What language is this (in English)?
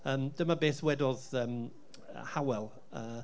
Welsh